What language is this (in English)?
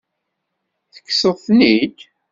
Kabyle